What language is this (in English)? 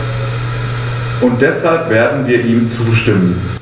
German